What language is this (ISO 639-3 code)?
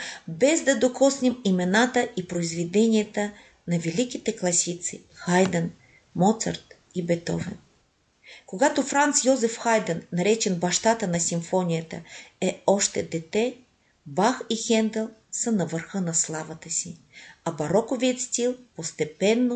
bul